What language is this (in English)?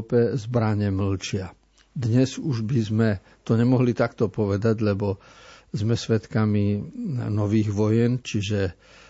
Slovak